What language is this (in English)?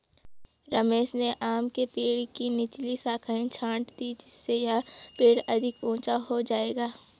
Hindi